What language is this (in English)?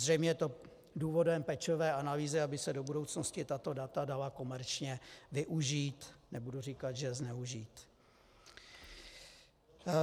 Czech